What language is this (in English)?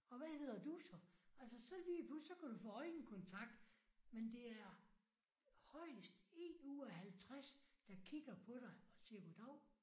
Danish